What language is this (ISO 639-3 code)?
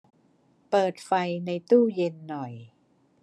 tha